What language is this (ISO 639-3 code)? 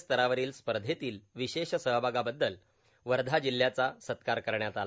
mar